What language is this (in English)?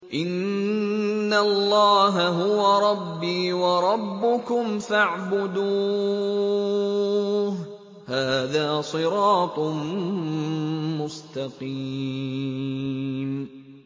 Arabic